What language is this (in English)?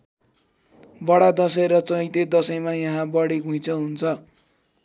Nepali